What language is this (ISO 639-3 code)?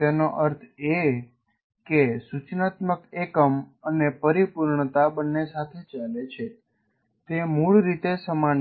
guj